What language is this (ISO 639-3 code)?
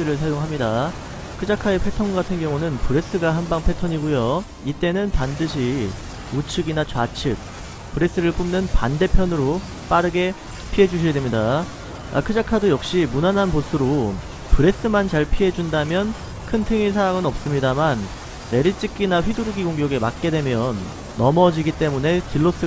kor